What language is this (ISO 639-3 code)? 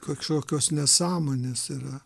lit